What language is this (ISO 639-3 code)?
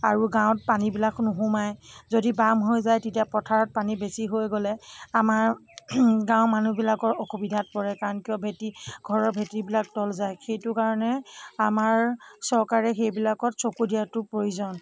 asm